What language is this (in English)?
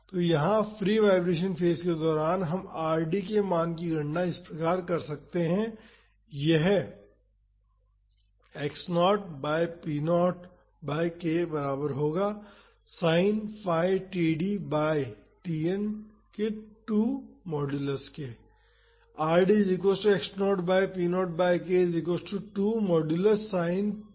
Hindi